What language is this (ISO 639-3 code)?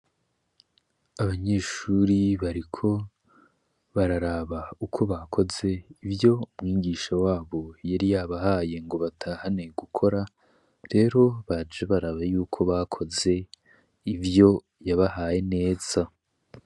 run